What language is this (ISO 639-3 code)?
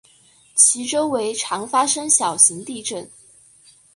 zho